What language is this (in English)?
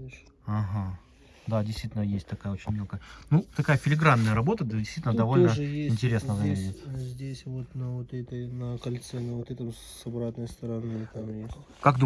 Russian